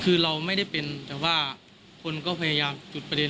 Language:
Thai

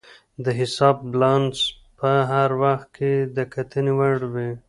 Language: Pashto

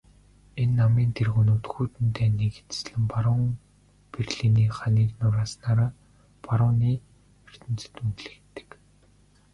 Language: Mongolian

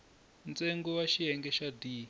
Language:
Tsonga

